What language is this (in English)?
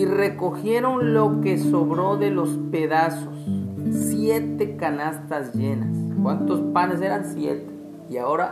Spanish